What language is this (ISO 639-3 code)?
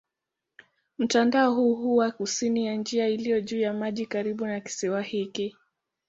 swa